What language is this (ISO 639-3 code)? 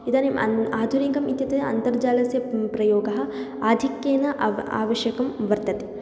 san